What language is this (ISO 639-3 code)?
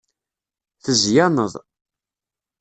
kab